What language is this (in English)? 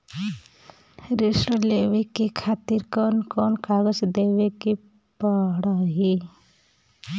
Bhojpuri